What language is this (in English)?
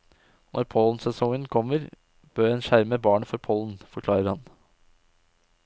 Norwegian